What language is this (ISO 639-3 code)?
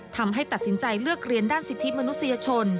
tha